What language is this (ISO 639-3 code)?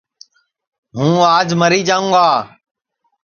ssi